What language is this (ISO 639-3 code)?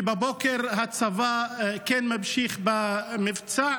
heb